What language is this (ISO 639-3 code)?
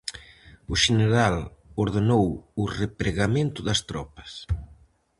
glg